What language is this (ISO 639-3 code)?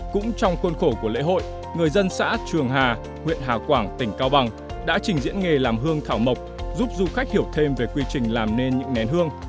vie